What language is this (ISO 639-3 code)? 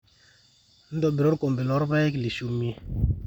mas